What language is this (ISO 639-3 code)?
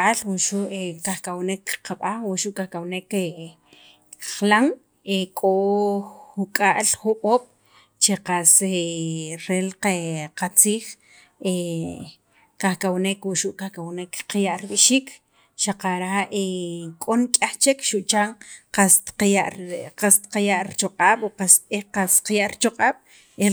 quv